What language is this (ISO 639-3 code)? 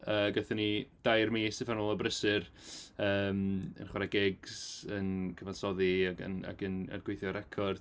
cym